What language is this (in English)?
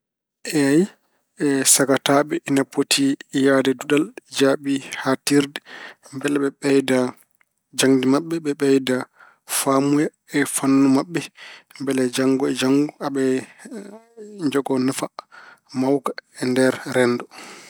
Fula